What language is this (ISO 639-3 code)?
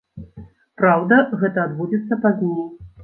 bel